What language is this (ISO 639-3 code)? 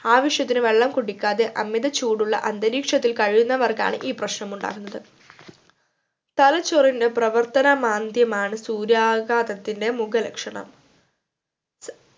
mal